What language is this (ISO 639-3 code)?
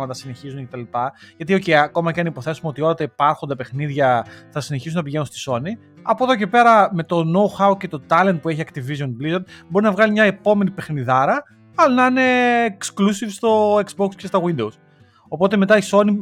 ell